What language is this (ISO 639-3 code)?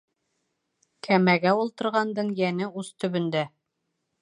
bak